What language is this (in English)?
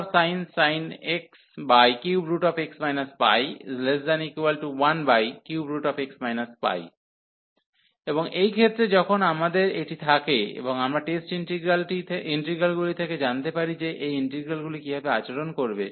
Bangla